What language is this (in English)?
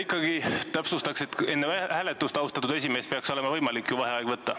Estonian